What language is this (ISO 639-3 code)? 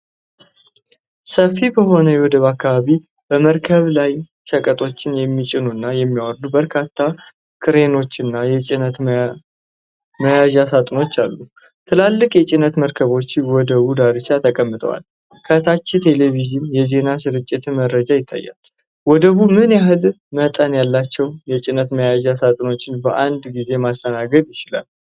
amh